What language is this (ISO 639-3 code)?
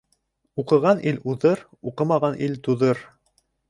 bak